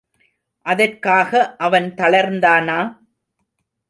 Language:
Tamil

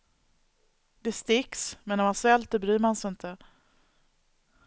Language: Swedish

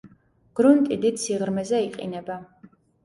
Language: Georgian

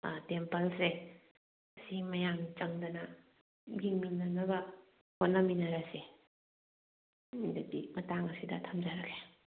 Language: Manipuri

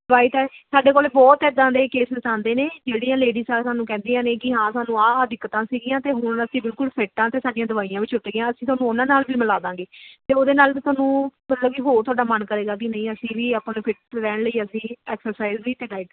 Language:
Punjabi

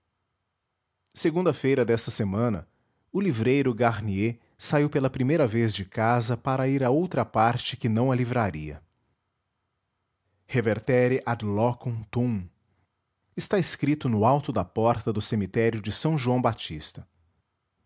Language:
Portuguese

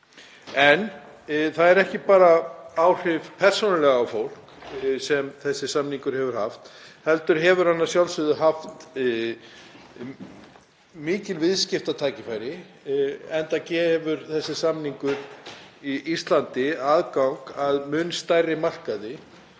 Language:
Icelandic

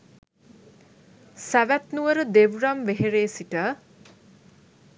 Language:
Sinhala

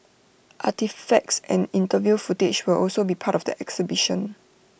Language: English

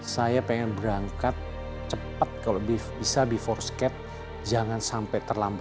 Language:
Indonesian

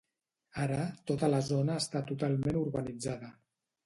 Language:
Catalan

